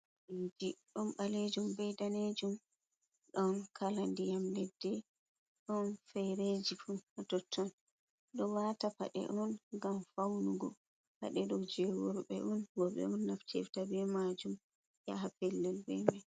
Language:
Fula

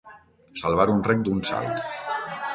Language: Catalan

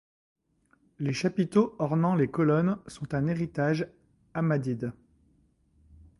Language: French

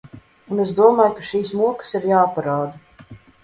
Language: Latvian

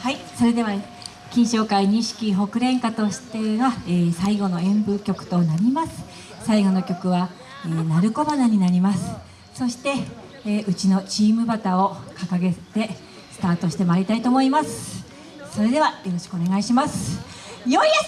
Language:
Japanese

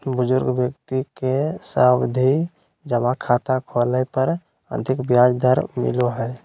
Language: Magahi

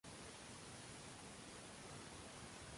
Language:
Uzbek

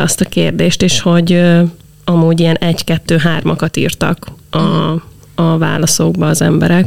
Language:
Hungarian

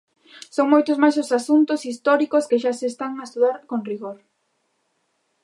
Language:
Galician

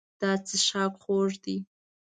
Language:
Pashto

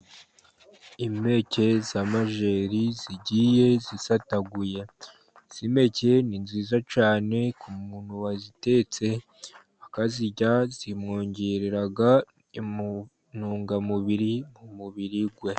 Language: Kinyarwanda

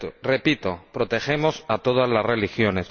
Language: Spanish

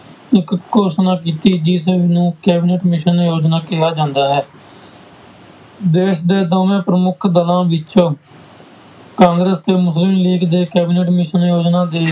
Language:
Punjabi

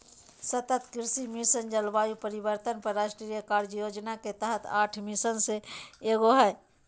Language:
Magahi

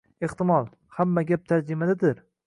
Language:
Uzbek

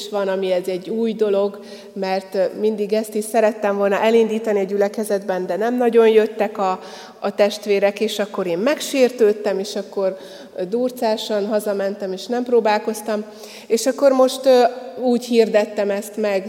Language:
Hungarian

